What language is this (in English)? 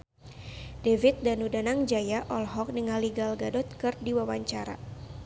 Sundanese